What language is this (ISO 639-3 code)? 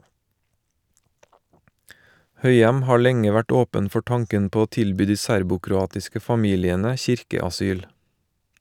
nor